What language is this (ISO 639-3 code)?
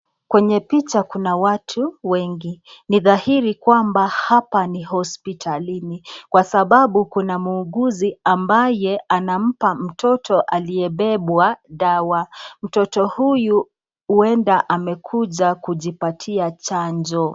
swa